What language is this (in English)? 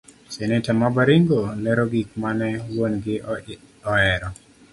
Luo (Kenya and Tanzania)